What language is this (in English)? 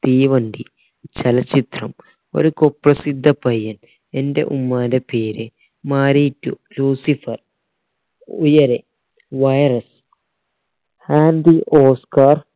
Malayalam